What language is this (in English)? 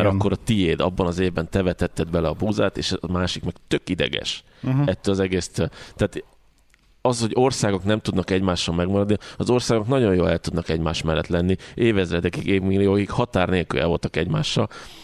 Hungarian